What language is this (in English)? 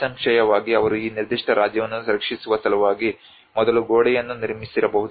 Kannada